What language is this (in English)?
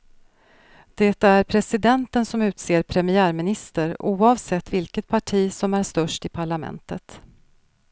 Swedish